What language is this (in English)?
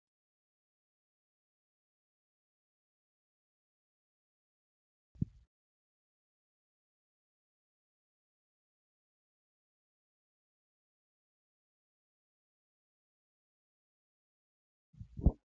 Oromo